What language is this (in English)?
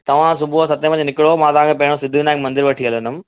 Sindhi